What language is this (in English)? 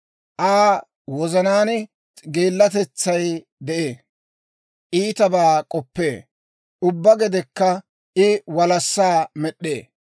Dawro